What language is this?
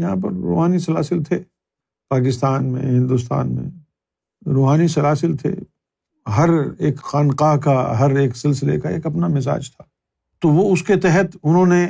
Urdu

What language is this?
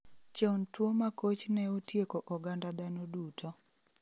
Luo (Kenya and Tanzania)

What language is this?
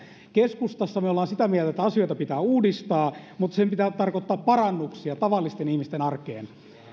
Finnish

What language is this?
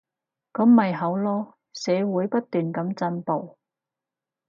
Cantonese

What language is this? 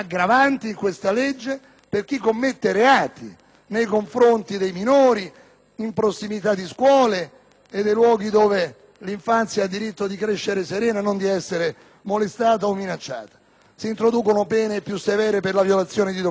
Italian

